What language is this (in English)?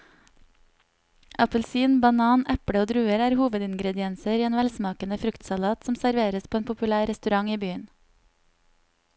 Norwegian